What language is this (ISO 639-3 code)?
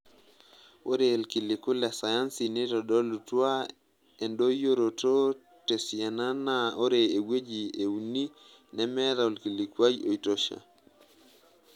mas